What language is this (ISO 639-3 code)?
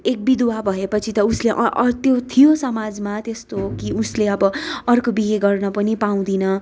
nep